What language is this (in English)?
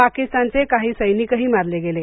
Marathi